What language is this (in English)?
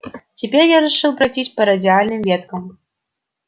Russian